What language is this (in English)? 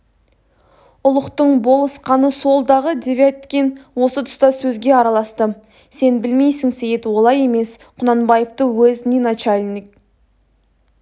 Kazakh